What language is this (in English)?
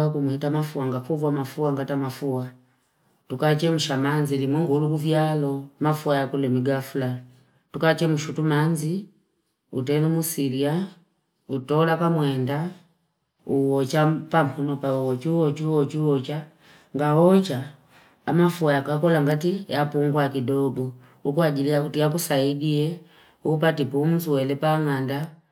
Fipa